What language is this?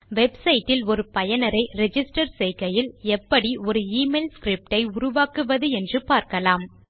Tamil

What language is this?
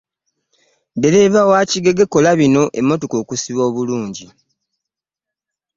Ganda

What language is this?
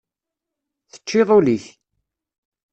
Kabyle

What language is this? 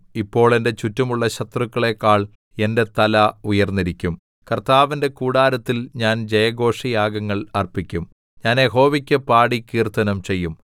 Malayalam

